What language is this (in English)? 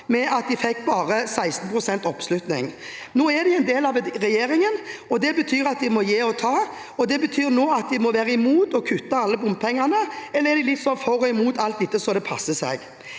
Norwegian